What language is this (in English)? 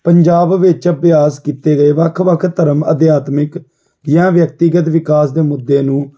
Punjabi